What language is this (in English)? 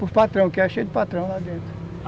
Portuguese